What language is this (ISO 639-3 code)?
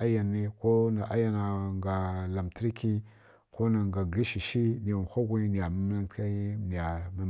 fkk